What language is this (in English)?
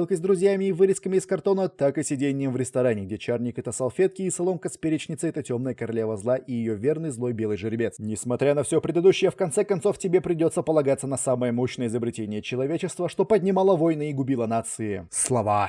Russian